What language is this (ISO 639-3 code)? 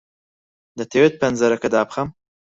ckb